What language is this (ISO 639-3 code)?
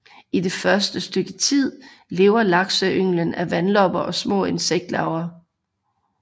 dan